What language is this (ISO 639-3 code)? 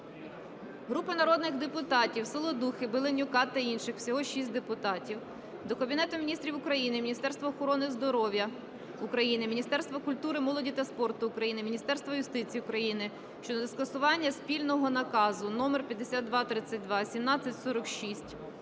ukr